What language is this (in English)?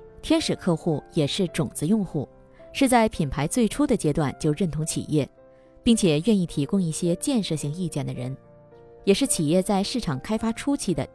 Chinese